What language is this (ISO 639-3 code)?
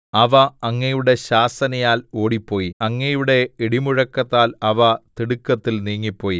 mal